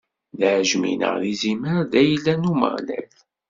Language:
Kabyle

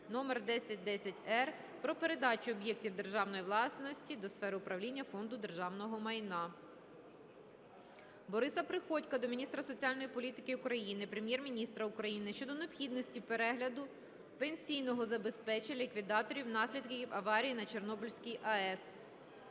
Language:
Ukrainian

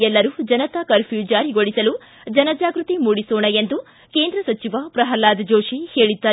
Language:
Kannada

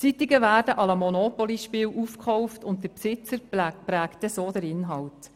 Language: Swiss German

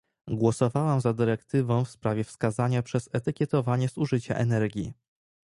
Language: Polish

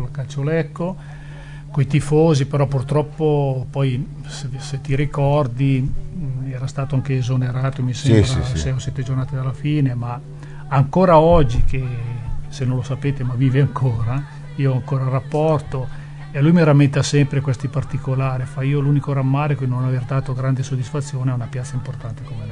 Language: Italian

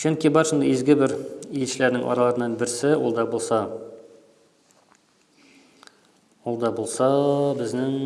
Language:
Turkish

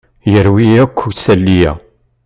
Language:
Kabyle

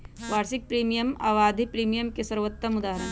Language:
Magahi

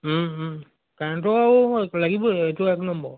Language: Assamese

